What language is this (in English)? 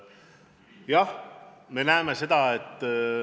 Estonian